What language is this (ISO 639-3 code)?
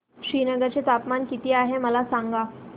mar